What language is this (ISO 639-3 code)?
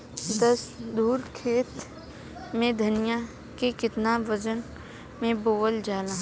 bho